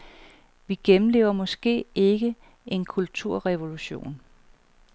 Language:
Danish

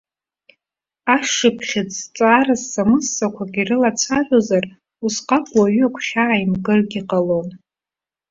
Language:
Abkhazian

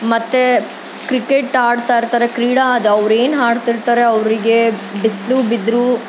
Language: Kannada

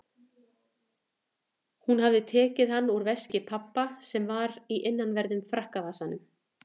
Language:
Icelandic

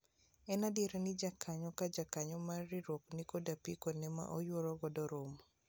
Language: Luo (Kenya and Tanzania)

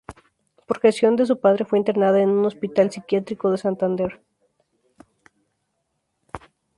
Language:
Spanish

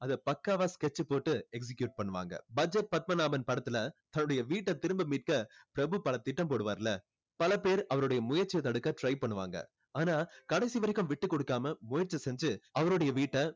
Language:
Tamil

